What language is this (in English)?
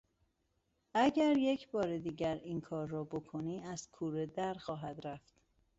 Persian